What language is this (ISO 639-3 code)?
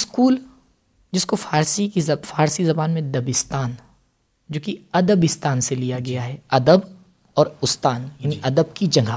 urd